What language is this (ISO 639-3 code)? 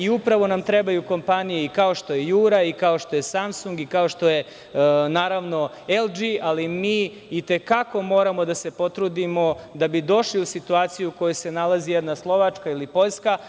srp